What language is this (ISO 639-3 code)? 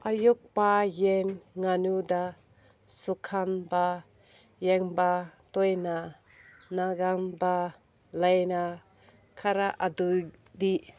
mni